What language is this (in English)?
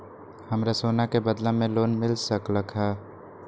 Magahi